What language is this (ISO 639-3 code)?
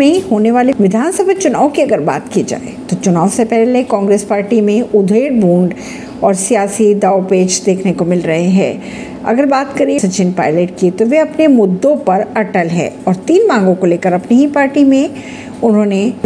hin